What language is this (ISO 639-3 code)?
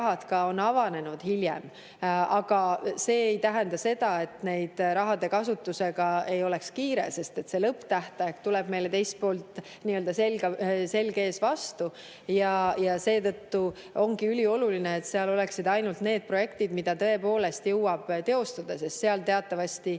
est